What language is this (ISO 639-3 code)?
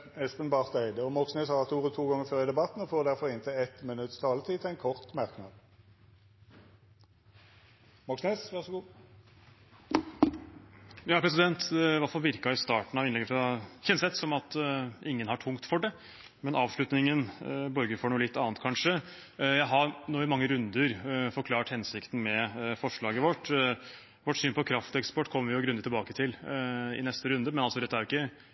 nor